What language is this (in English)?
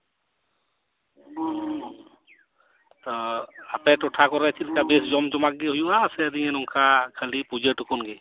Santali